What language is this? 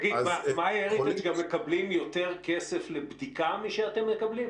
Hebrew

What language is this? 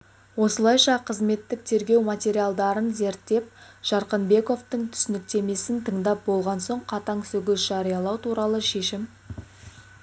Kazakh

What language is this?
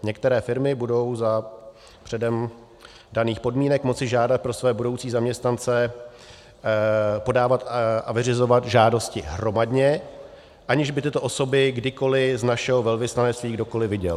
Czech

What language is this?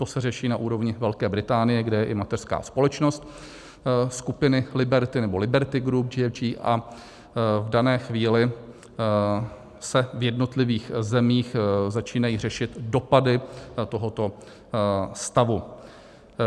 Czech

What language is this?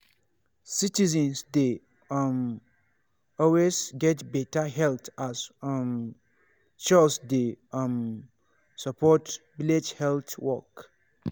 Nigerian Pidgin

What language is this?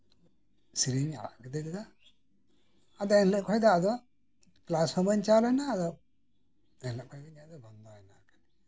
Santali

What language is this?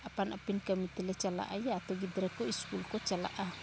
Santali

